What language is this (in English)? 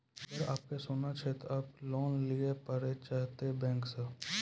Maithili